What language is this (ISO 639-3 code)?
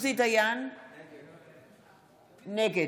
heb